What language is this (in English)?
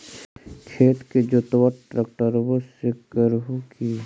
Magahi